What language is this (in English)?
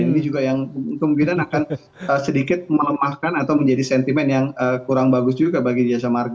Indonesian